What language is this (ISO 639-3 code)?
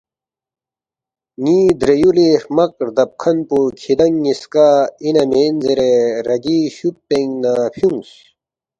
bft